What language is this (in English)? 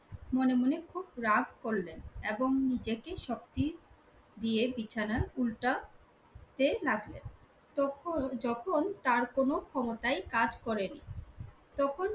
Bangla